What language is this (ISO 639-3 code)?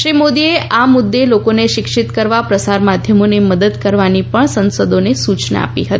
guj